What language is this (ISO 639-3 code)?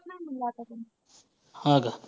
mar